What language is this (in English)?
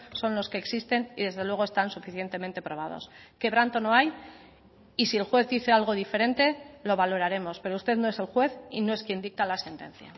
Spanish